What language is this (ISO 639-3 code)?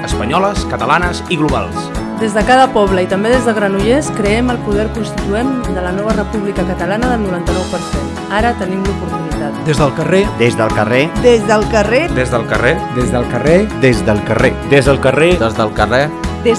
cat